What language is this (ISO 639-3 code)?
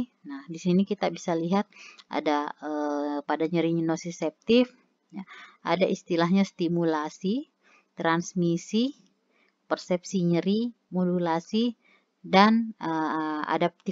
ind